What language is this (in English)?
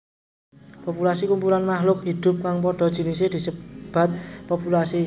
Javanese